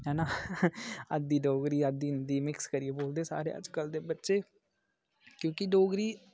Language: Dogri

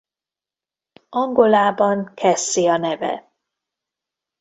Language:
Hungarian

